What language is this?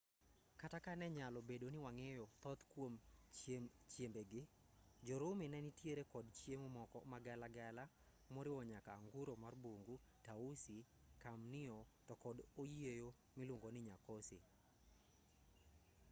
Luo (Kenya and Tanzania)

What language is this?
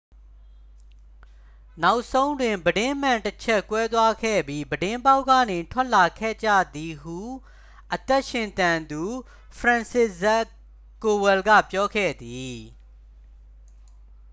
Burmese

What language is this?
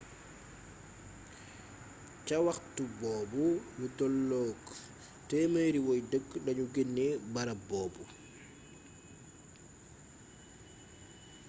Wolof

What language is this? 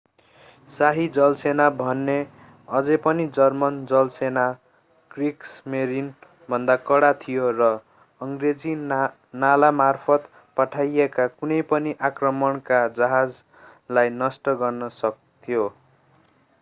Nepali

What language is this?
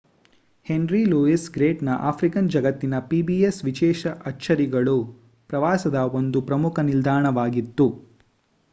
Kannada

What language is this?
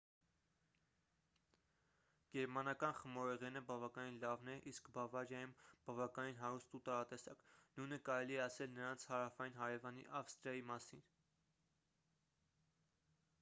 Armenian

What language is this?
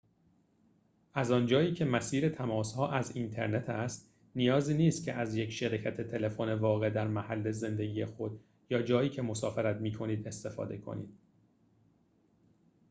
Persian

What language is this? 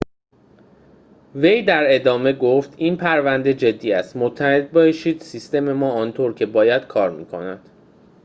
Persian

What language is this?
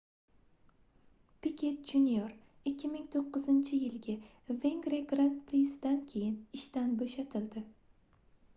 Uzbek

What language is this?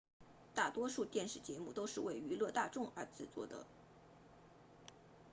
Chinese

